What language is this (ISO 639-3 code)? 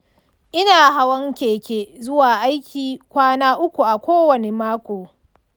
hau